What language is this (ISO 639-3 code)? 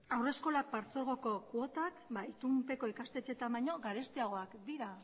eus